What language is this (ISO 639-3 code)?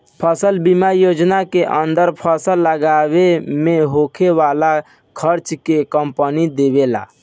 bho